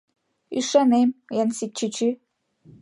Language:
Mari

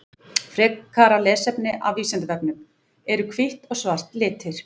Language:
Icelandic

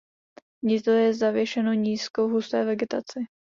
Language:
Czech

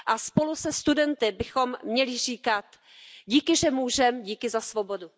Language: Czech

